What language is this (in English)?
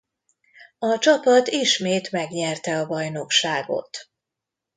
Hungarian